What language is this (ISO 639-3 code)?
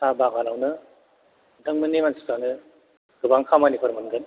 brx